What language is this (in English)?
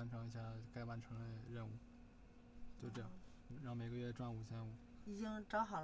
Chinese